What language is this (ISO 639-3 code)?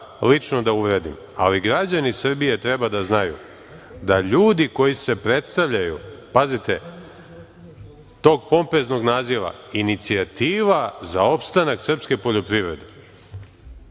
srp